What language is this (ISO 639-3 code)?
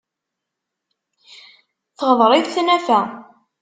kab